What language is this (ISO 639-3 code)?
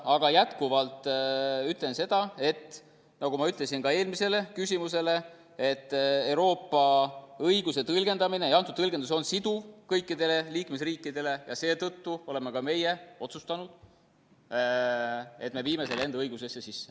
est